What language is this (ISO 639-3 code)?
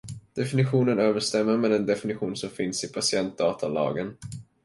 swe